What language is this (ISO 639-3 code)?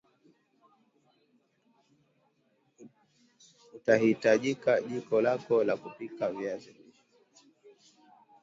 swa